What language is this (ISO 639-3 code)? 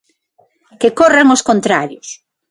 glg